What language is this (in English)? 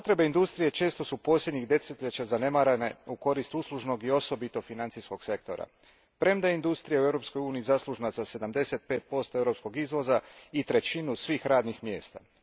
Croatian